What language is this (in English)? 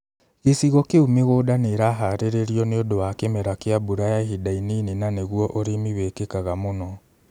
Kikuyu